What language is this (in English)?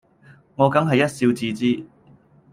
Cantonese